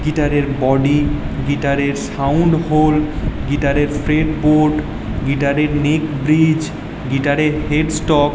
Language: Bangla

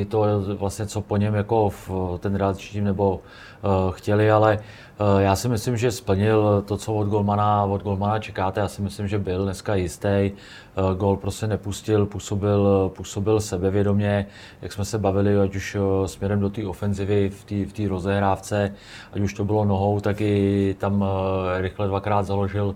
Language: Czech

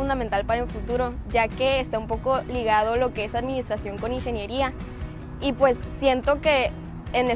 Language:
Spanish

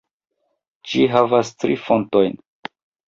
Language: Esperanto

